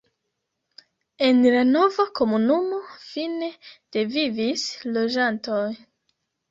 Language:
Esperanto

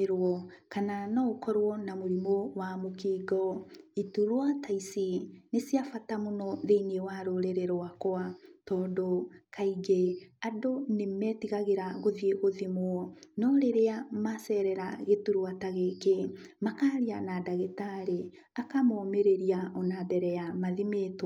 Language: Kikuyu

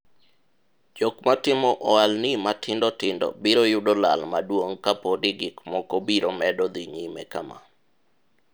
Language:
Luo (Kenya and Tanzania)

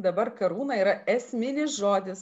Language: Lithuanian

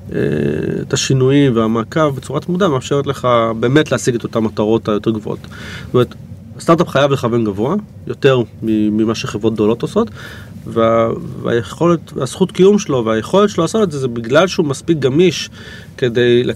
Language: Hebrew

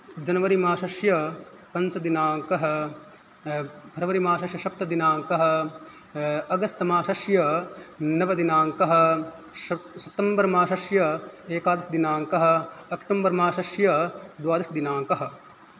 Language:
Sanskrit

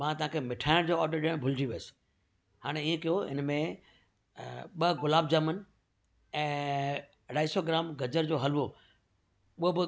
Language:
Sindhi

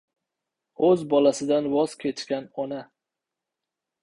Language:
Uzbek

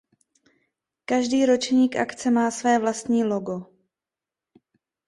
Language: Czech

